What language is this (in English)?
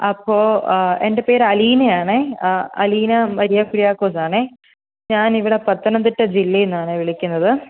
Malayalam